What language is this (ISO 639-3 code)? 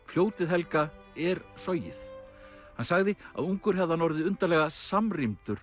isl